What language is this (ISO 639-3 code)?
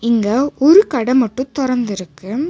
tam